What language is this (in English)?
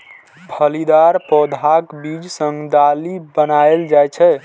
Maithili